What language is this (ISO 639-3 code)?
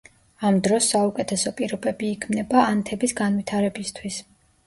kat